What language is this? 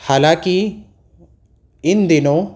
Urdu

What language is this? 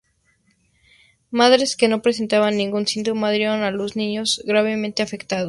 Spanish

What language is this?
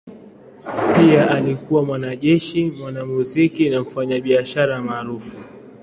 Swahili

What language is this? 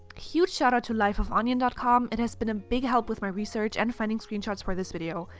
English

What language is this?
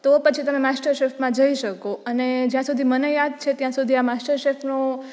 Gujarati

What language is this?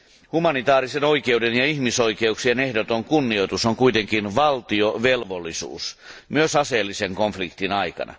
Finnish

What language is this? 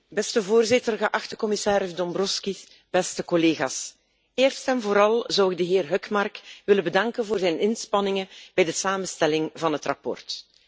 Dutch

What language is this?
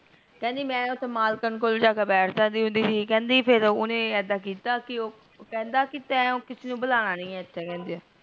Punjabi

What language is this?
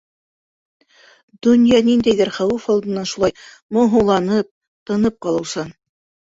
Bashkir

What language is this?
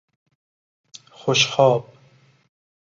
Persian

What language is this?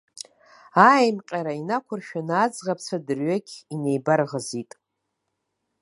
Abkhazian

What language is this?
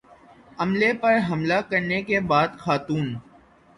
Urdu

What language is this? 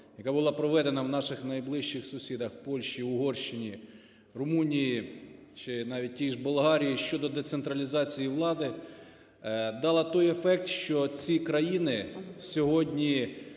Ukrainian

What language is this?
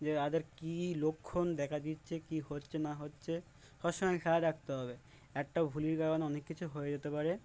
Bangla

